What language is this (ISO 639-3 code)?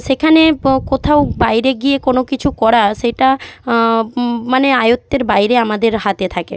ben